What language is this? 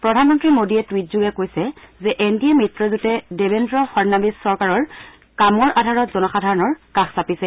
Assamese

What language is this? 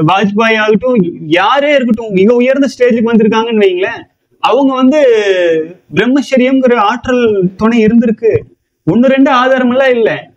Tamil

